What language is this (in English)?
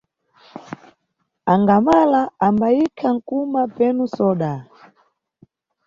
Nyungwe